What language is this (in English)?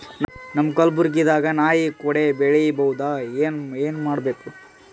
Kannada